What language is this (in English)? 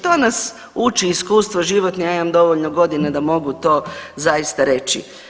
Croatian